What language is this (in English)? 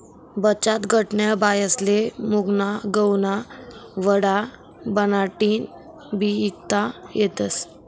Marathi